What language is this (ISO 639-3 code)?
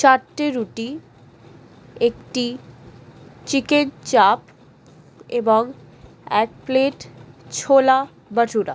ben